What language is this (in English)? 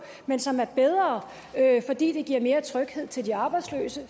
Danish